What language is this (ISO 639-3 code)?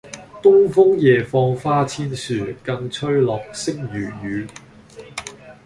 yue